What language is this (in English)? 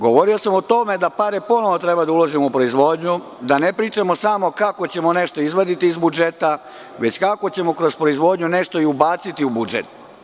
Serbian